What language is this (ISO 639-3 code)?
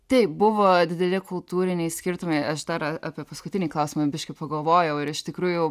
lit